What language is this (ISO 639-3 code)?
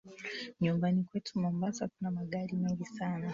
swa